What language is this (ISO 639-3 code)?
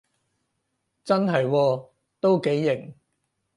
yue